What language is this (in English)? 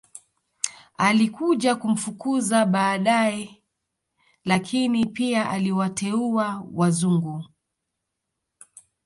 Swahili